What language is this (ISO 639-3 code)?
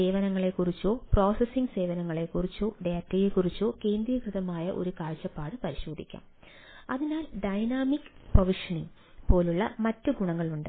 mal